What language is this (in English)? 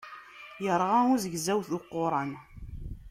Kabyle